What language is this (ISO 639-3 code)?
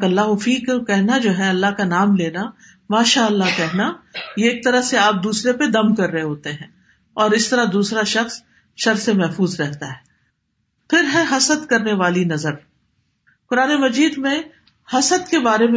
urd